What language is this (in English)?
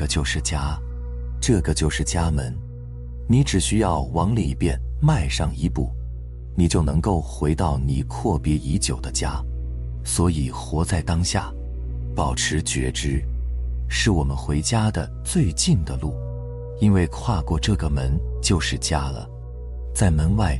Chinese